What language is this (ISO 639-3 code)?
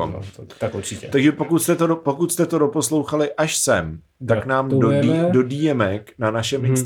ces